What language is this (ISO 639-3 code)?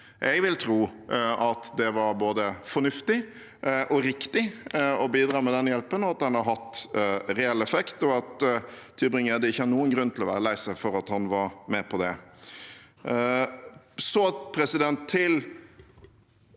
nor